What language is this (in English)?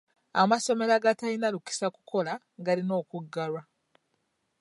Ganda